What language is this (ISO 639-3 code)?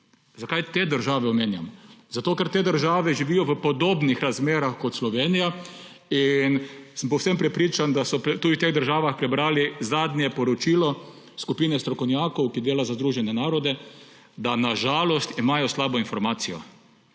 slv